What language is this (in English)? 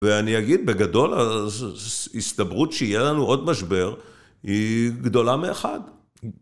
Hebrew